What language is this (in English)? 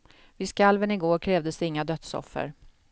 Swedish